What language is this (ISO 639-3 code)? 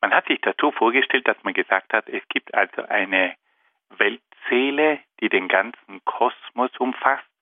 deu